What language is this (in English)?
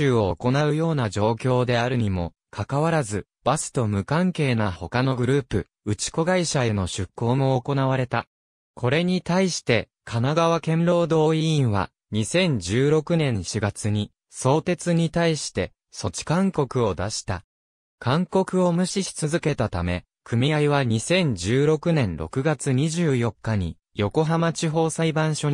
Japanese